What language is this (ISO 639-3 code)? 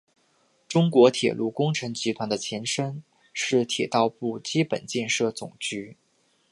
zho